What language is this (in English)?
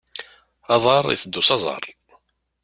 Kabyle